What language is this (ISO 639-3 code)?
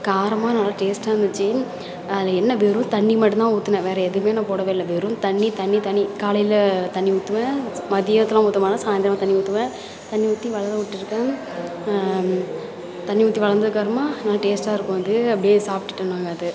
tam